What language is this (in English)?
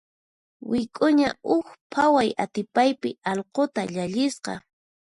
Puno Quechua